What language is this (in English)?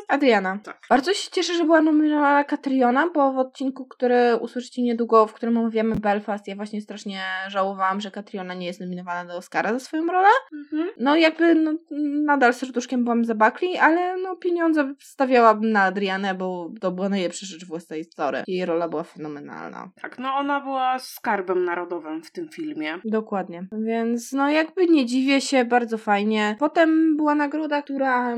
Polish